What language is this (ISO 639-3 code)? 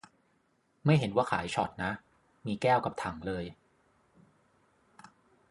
tha